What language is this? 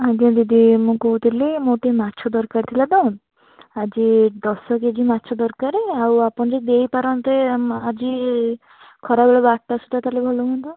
Odia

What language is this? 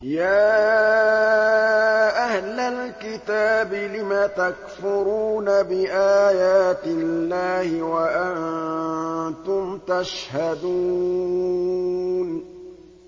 Arabic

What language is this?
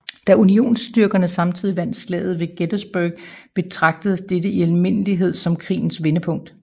Danish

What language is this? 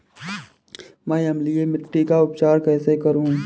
Hindi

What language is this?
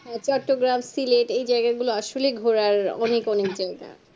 Bangla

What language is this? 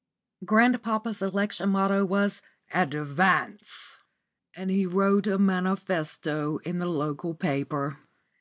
English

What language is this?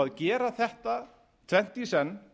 Icelandic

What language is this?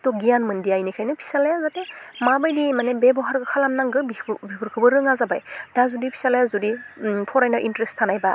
Bodo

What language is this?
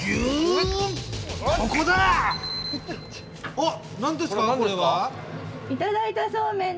Japanese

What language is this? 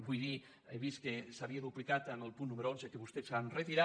Catalan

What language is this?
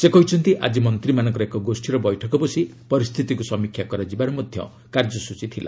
Odia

